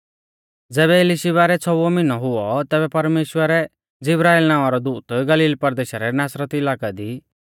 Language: Mahasu Pahari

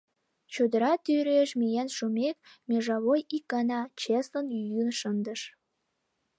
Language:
Mari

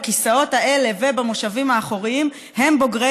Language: Hebrew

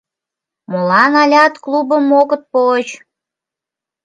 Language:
Mari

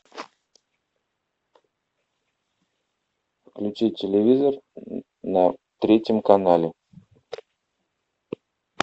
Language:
Russian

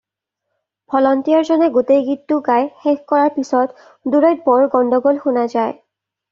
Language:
Assamese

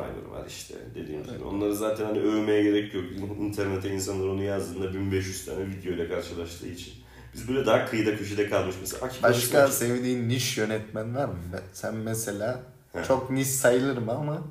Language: Turkish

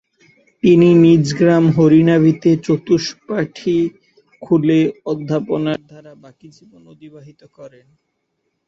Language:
Bangla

